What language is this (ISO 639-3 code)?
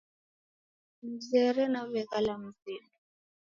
dav